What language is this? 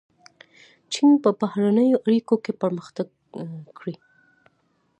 Pashto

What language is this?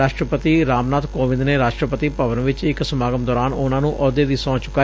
Punjabi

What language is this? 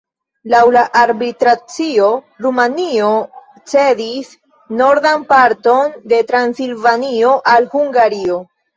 Esperanto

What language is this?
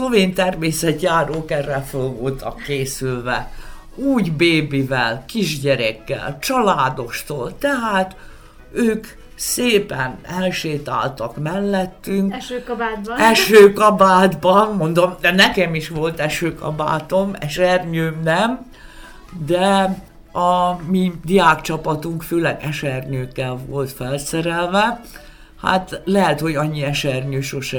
Hungarian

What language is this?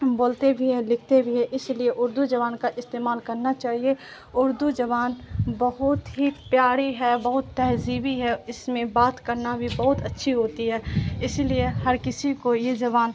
Urdu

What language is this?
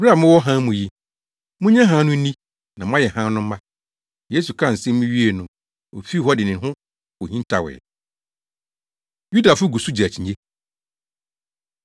Akan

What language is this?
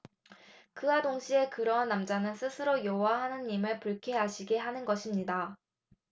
Korean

